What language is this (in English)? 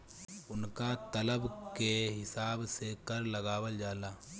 Bhojpuri